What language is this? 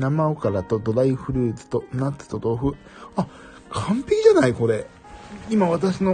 Japanese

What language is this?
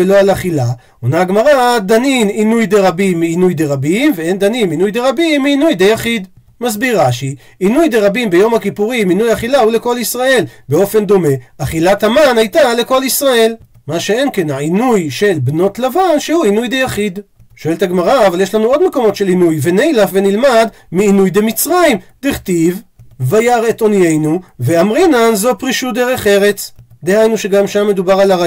Hebrew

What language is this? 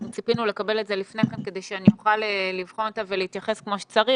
Hebrew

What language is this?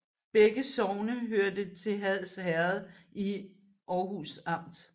Danish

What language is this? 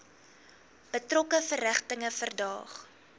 Afrikaans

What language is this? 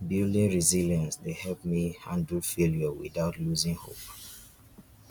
Nigerian Pidgin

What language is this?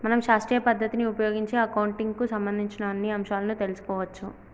Telugu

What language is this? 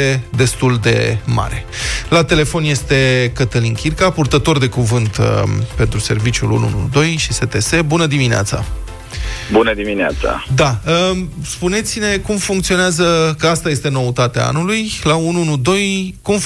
Romanian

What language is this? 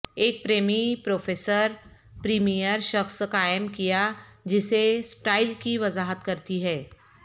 Urdu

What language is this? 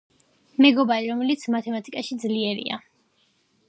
Georgian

